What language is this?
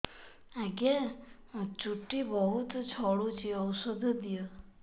Odia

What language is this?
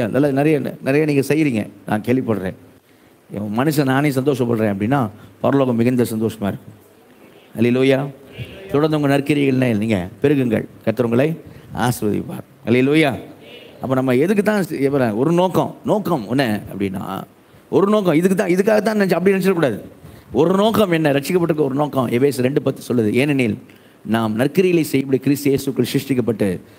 Tamil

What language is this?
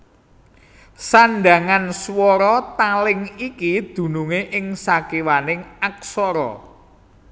Javanese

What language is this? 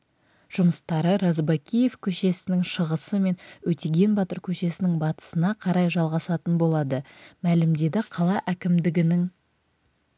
Kazakh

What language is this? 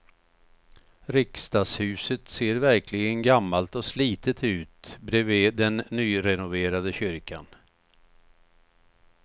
Swedish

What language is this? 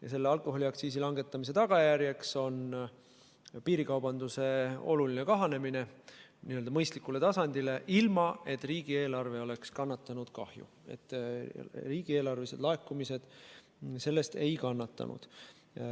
Estonian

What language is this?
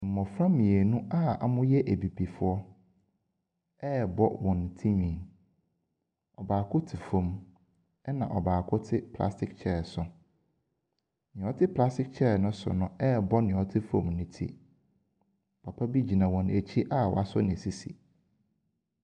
Akan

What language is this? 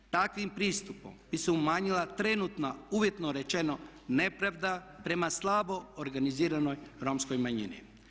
Croatian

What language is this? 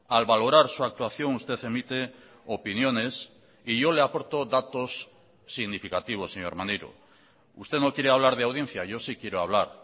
Spanish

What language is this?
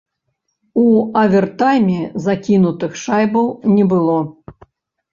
Belarusian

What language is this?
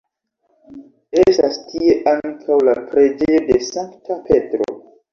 Esperanto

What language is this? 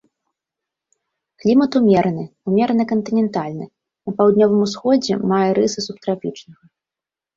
Belarusian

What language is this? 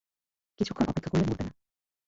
Bangla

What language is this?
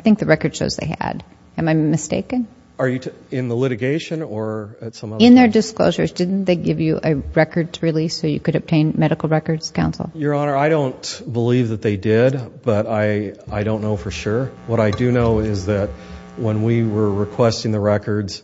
English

